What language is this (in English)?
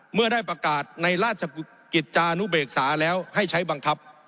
Thai